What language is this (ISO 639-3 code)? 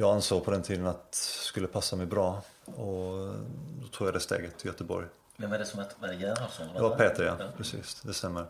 swe